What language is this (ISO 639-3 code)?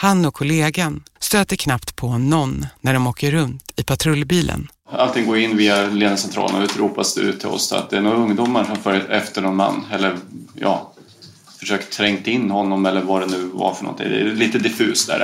swe